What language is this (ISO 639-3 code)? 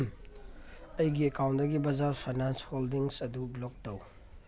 mni